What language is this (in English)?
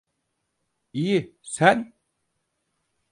Turkish